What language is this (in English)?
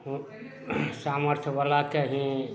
Maithili